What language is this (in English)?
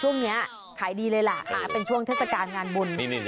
Thai